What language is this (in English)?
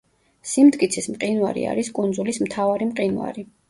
Georgian